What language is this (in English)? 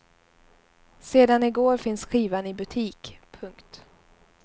Swedish